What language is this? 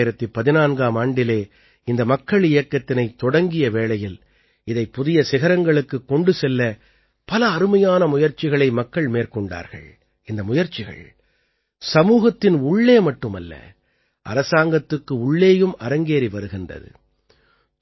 Tamil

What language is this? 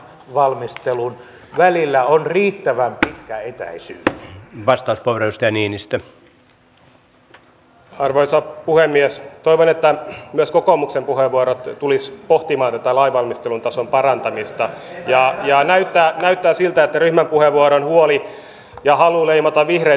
Finnish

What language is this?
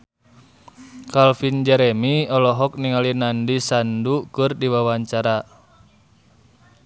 Sundanese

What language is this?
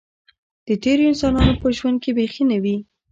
Pashto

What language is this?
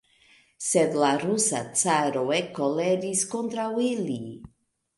Esperanto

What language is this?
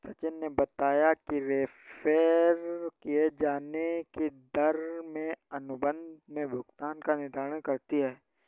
Hindi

